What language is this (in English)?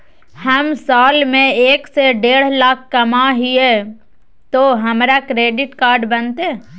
Magahi